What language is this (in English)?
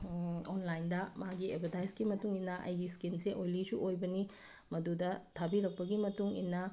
Manipuri